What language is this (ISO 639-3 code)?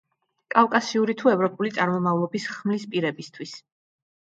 kat